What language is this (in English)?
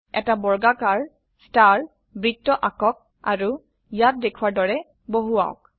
Assamese